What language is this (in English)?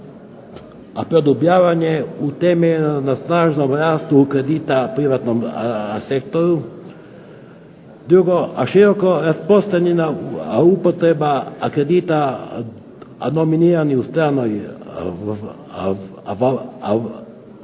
Croatian